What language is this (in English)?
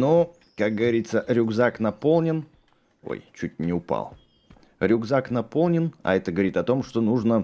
Russian